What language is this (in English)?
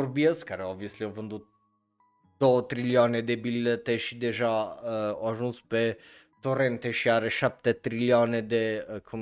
Romanian